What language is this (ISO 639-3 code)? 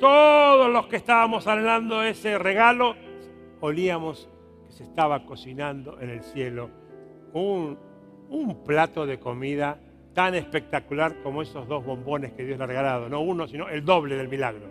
spa